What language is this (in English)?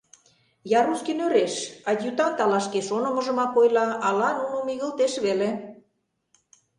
Mari